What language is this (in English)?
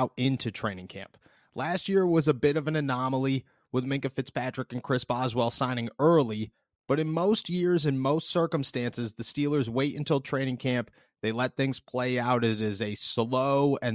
English